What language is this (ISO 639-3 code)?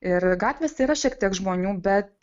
lit